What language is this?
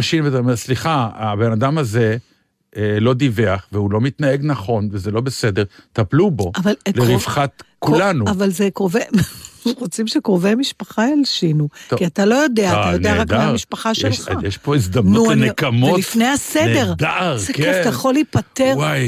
Hebrew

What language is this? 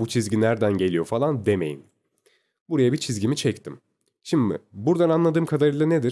Turkish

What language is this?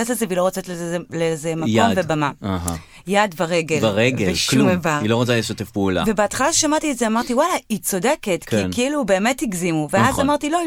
Hebrew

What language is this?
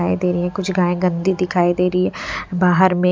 Hindi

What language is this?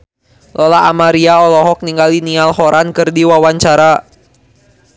Sundanese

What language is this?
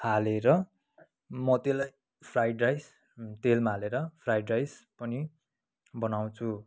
Nepali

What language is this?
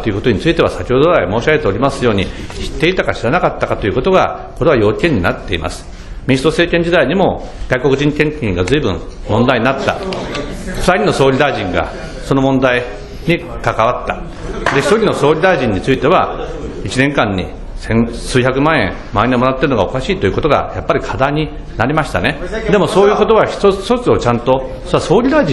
Japanese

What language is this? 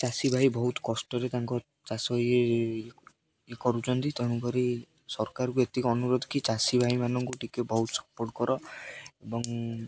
Odia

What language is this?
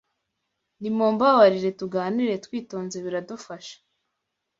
Kinyarwanda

